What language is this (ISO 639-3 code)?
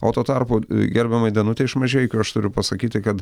lit